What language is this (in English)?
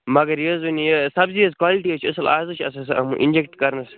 Kashmiri